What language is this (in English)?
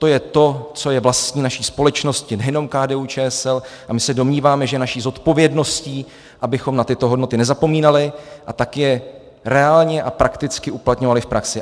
Czech